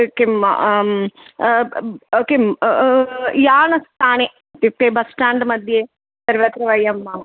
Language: Sanskrit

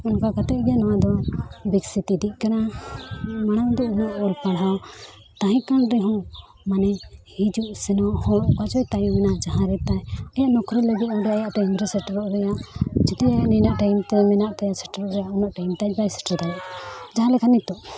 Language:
Santali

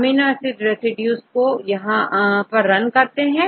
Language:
Hindi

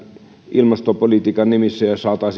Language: Finnish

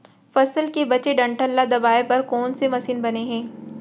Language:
Chhattisgarhi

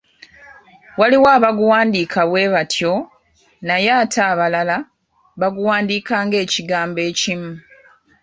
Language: Ganda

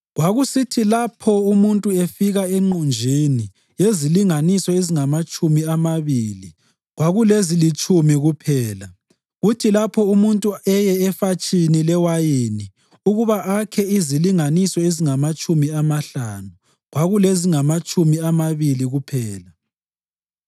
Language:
North Ndebele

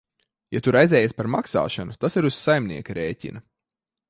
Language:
Latvian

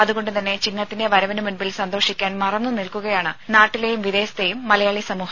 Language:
Malayalam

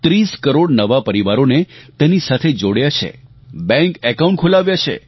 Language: Gujarati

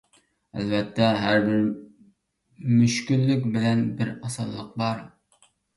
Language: Uyghur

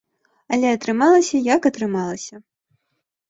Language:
Belarusian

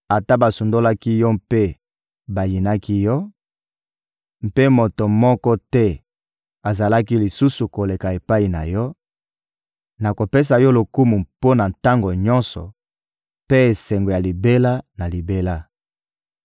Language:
Lingala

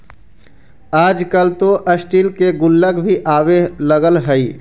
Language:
Magahi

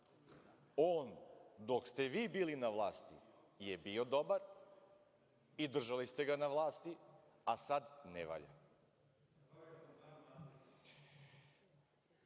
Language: Serbian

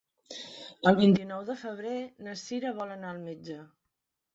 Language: Catalan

